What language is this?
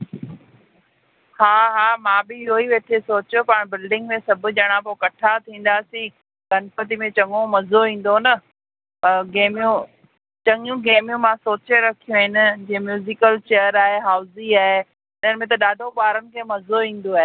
Sindhi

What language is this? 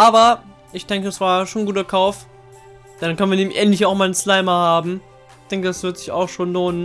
German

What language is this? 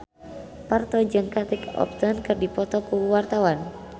Sundanese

